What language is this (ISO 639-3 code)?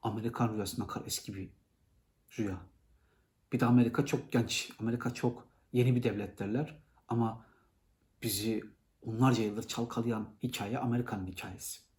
tur